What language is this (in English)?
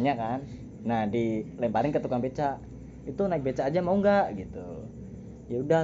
Indonesian